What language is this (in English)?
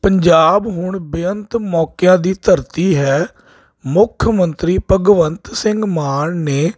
Punjabi